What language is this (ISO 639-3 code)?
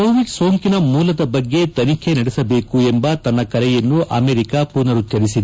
kan